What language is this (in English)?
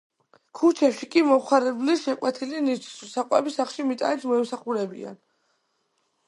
Georgian